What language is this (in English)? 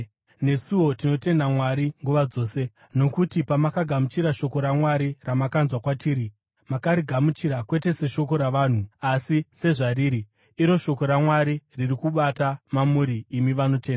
Shona